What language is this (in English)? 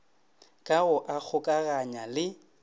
Northern Sotho